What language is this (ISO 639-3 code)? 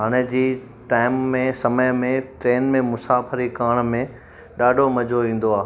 snd